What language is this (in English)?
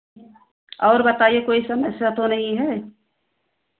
Hindi